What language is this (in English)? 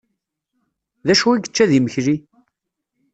Kabyle